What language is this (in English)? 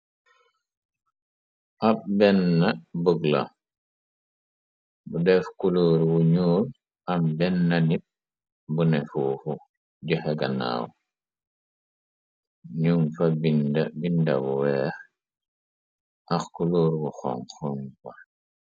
Wolof